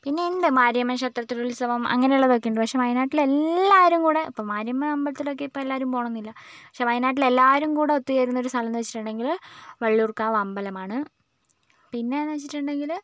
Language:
Malayalam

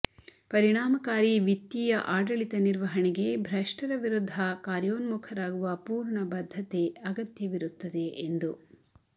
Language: Kannada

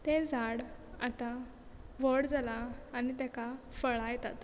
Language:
Konkani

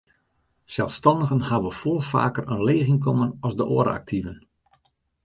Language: Western Frisian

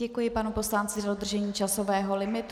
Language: Czech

